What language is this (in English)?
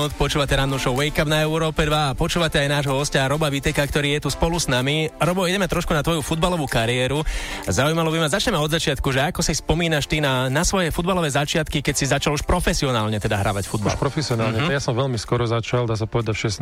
Slovak